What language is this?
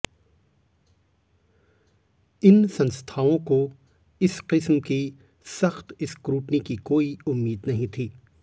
Hindi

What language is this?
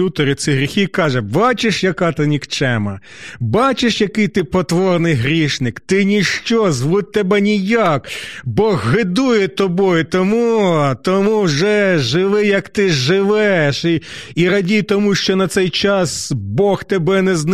Ukrainian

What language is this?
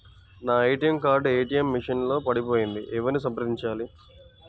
Telugu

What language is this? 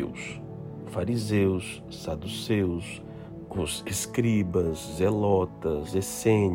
Portuguese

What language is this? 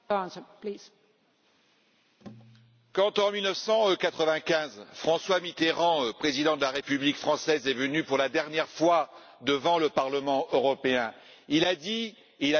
French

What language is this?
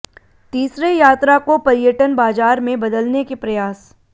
Hindi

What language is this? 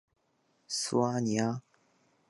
Chinese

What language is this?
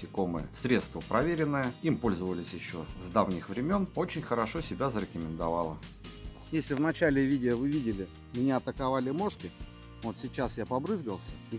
Russian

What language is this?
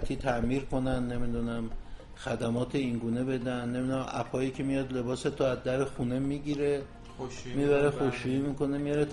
Persian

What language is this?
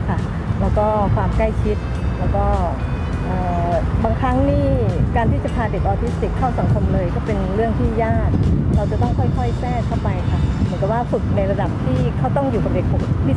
Thai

